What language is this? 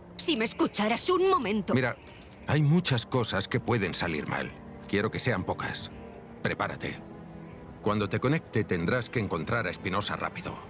Spanish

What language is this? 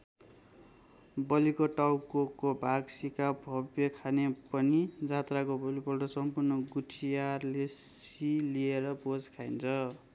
Nepali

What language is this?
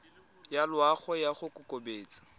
Tswana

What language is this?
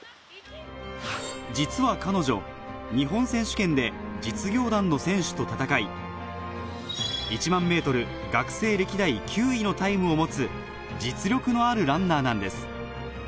Japanese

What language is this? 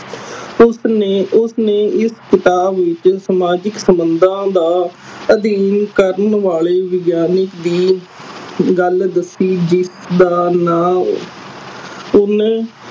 Punjabi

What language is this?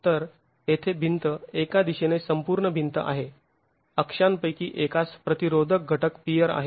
Marathi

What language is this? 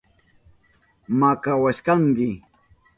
Southern Pastaza Quechua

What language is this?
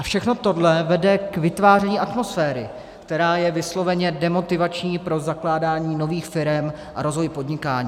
Czech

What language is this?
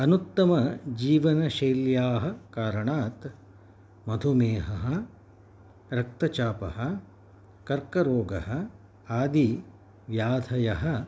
Sanskrit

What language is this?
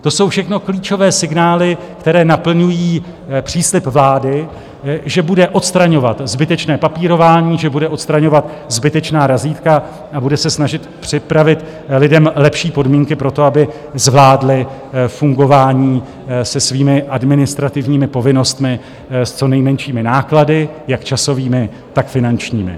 Czech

